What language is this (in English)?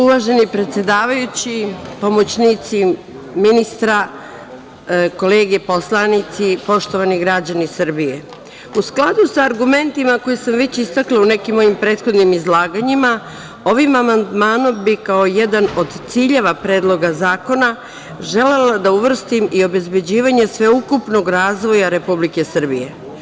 Serbian